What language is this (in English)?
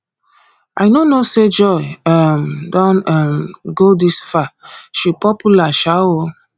Nigerian Pidgin